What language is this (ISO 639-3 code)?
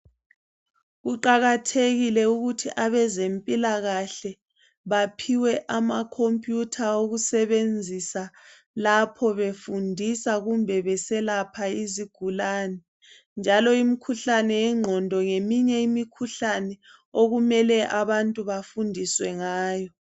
nde